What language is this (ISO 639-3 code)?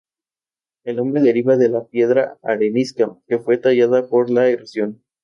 spa